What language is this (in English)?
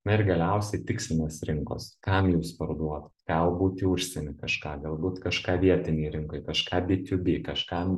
Lithuanian